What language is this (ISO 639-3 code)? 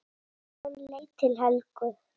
isl